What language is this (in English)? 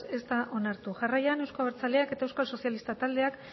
Basque